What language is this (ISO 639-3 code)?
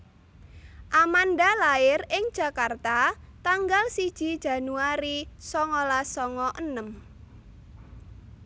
jav